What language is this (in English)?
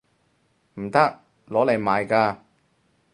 Cantonese